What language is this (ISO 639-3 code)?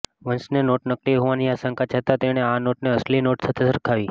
guj